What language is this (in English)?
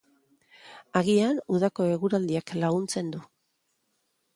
Basque